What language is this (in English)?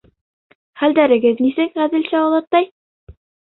Bashkir